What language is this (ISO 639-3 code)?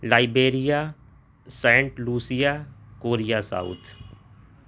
urd